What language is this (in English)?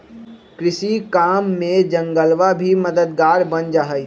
Magahi